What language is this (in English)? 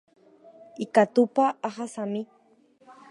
Guarani